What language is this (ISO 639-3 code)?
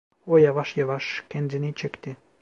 tur